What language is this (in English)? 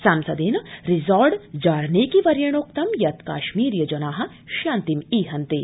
Sanskrit